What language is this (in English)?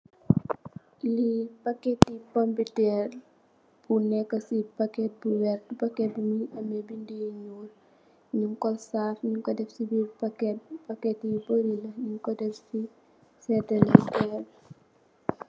Wolof